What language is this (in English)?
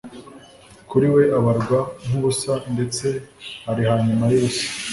Kinyarwanda